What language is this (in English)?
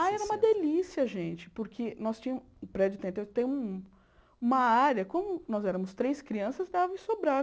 Portuguese